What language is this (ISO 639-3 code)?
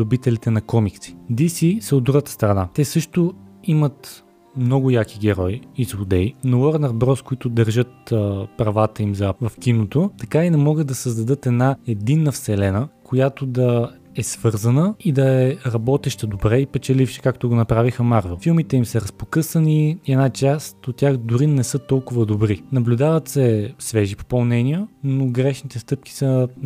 bul